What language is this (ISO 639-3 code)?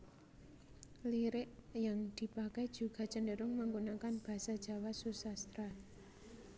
jav